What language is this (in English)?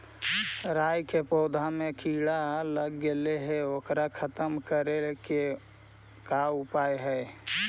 Magahi